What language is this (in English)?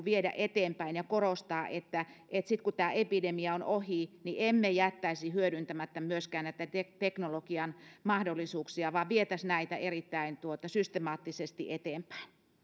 Finnish